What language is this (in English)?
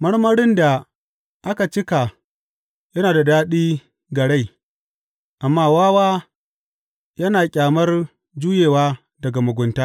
Hausa